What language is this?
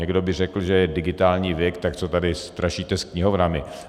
Czech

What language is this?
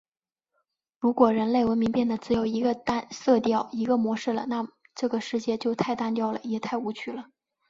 Chinese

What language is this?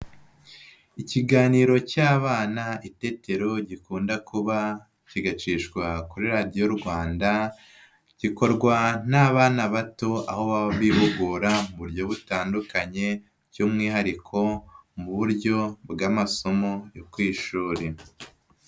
Kinyarwanda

